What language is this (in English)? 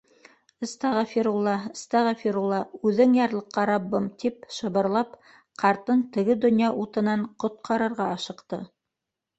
Bashkir